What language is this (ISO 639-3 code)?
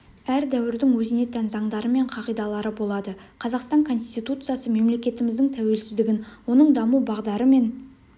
kaz